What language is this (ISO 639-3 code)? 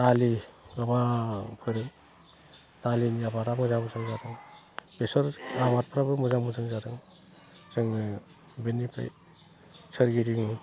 brx